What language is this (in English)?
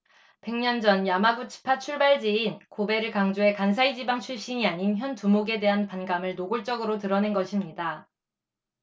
Korean